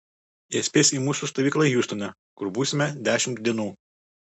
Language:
Lithuanian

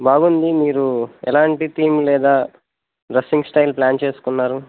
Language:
Telugu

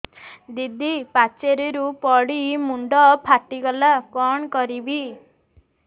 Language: Odia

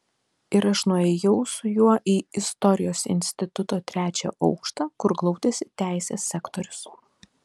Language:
Lithuanian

